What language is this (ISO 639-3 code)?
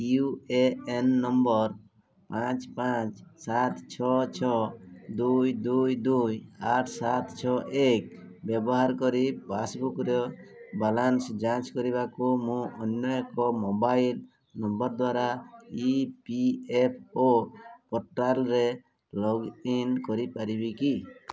ori